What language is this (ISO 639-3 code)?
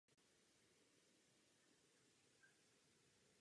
ces